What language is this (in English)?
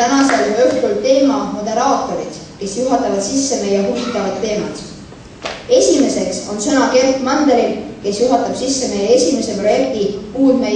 Greek